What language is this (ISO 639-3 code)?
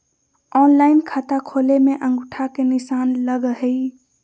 mag